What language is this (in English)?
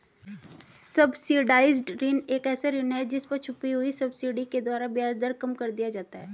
Hindi